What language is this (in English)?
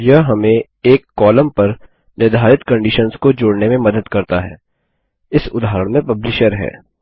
Hindi